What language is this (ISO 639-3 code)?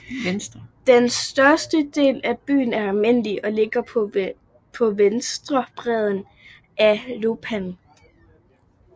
dan